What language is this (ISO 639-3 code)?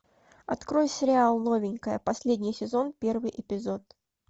rus